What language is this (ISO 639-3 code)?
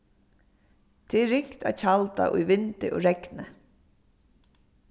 fao